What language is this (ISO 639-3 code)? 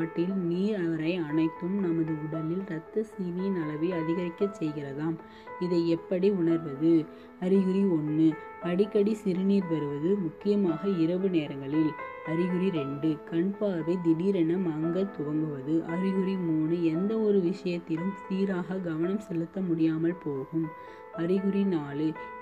tam